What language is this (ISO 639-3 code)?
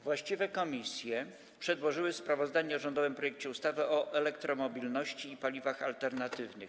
pol